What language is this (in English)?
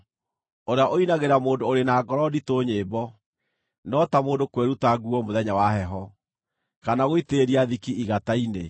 Kikuyu